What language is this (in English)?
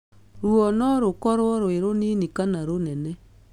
Kikuyu